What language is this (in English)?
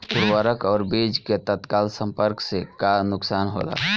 Bhojpuri